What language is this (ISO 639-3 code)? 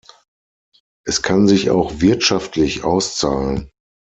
deu